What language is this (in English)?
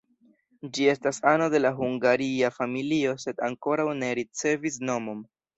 Esperanto